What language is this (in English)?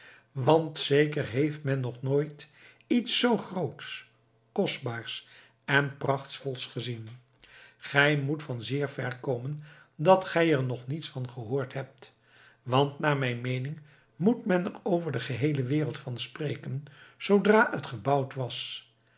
Dutch